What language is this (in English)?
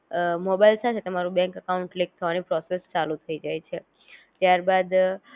Gujarati